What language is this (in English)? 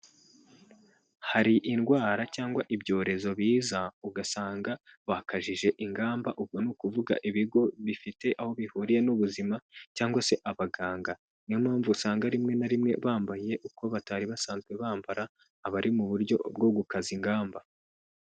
Kinyarwanda